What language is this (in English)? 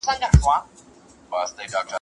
Pashto